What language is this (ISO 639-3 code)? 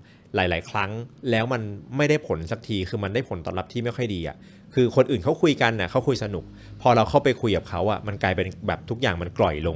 tha